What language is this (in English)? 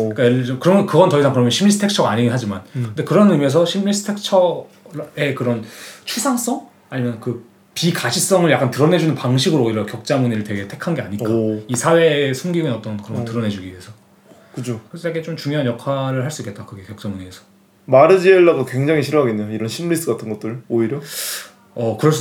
Korean